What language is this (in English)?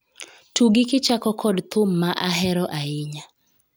Luo (Kenya and Tanzania)